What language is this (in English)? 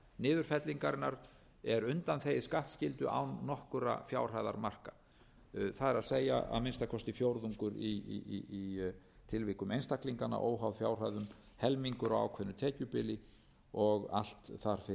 Icelandic